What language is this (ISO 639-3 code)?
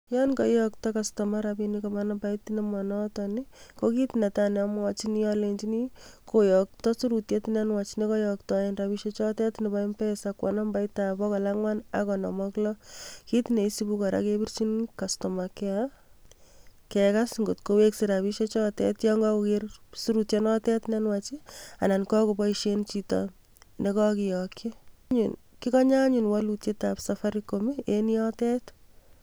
kln